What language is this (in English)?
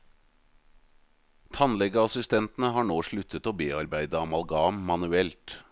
Norwegian